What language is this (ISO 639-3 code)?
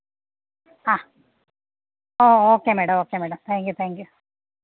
mal